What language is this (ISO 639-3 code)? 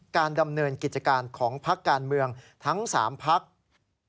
tha